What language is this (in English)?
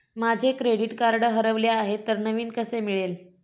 Marathi